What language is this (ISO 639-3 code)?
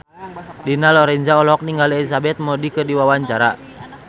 sun